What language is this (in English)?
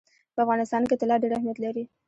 Pashto